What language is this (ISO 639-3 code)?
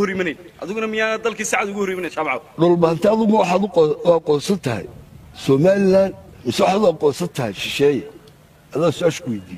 ara